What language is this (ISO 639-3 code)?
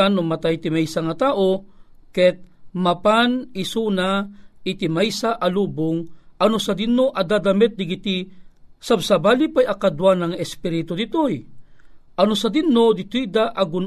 fil